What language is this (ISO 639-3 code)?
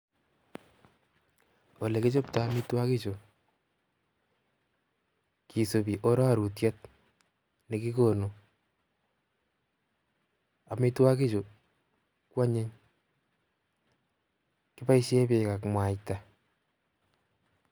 kln